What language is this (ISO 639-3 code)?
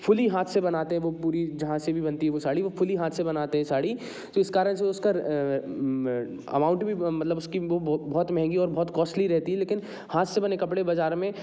hin